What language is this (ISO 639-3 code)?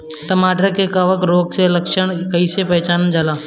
bho